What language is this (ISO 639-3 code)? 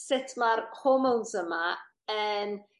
cym